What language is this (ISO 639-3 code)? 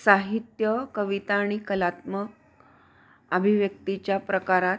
mar